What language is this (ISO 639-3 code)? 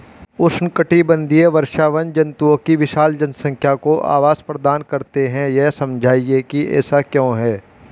hin